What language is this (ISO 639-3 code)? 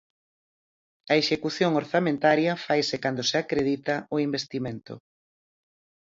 glg